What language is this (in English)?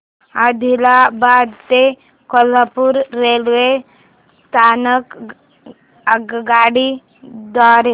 Marathi